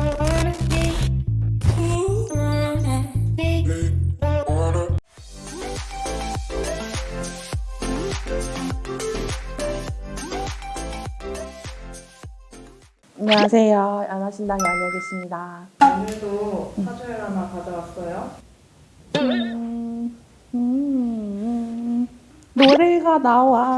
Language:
Korean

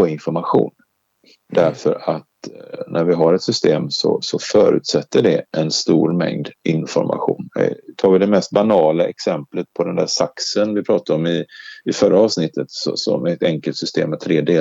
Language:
Swedish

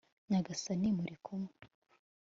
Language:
Kinyarwanda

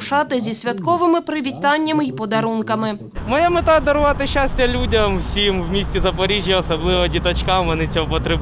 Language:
Ukrainian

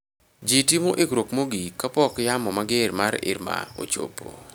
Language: Luo (Kenya and Tanzania)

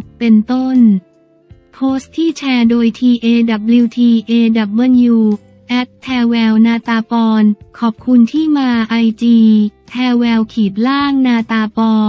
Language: Thai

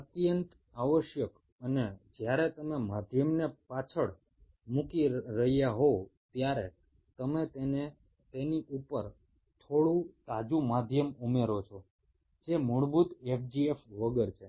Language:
Gujarati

